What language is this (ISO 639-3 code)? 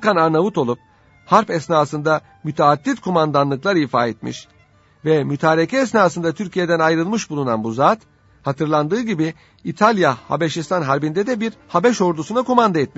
tur